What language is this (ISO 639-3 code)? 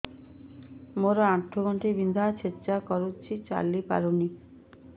ori